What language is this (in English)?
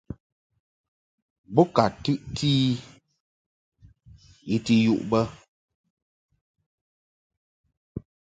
Mungaka